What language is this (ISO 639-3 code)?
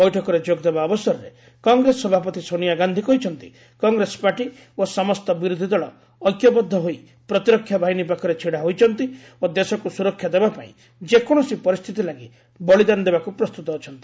ori